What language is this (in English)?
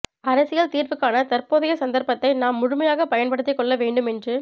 Tamil